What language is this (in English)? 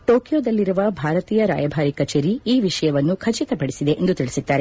Kannada